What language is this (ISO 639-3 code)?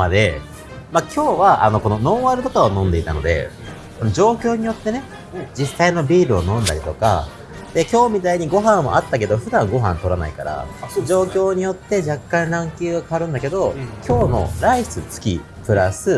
jpn